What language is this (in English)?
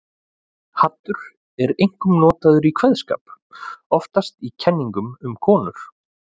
Icelandic